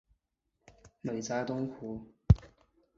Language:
Chinese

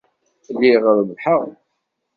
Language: Kabyle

